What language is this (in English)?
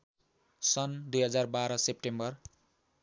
Nepali